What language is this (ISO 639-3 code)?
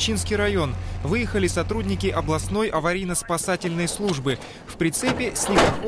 rus